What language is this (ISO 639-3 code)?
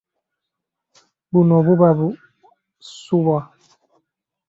lug